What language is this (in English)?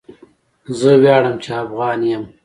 Pashto